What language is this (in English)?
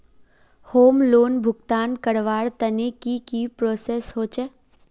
Magahi